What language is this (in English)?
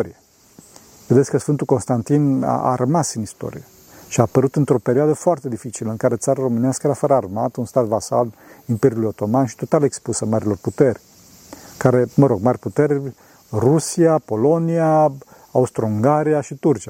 Romanian